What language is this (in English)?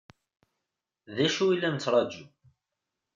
Kabyle